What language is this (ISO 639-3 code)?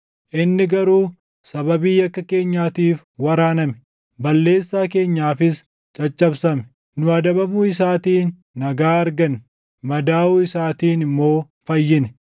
orm